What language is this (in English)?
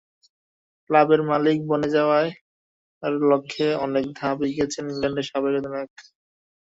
Bangla